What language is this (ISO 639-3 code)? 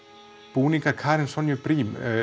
isl